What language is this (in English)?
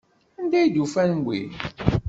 Kabyle